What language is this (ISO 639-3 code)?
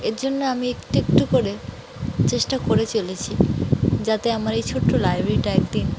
ben